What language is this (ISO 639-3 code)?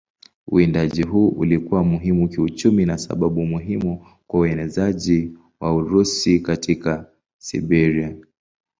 swa